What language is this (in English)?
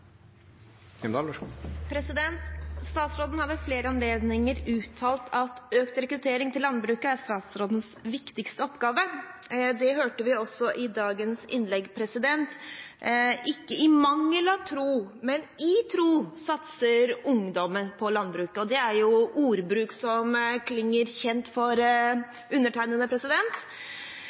Norwegian